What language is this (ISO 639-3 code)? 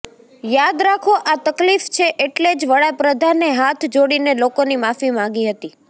guj